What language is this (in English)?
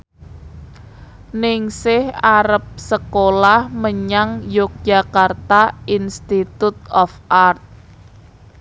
Javanese